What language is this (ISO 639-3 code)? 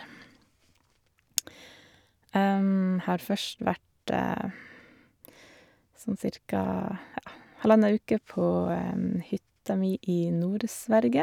nor